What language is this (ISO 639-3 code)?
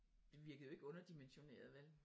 dan